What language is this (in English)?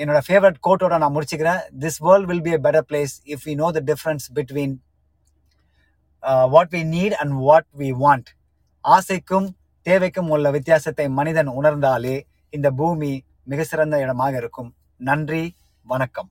Tamil